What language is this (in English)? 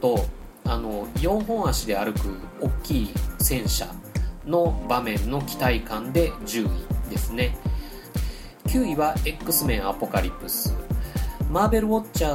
Japanese